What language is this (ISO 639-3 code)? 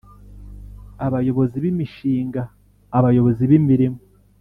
kin